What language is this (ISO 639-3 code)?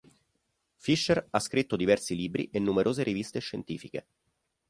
ita